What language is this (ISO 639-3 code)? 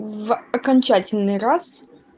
rus